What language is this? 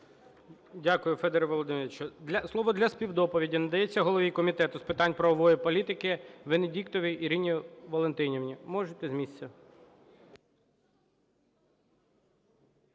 Ukrainian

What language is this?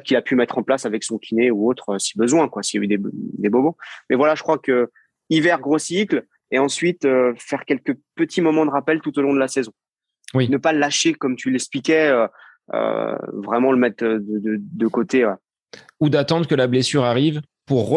French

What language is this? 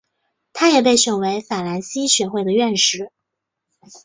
Chinese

